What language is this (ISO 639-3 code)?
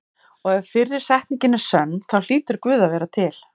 isl